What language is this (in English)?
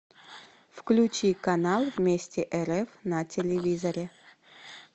Russian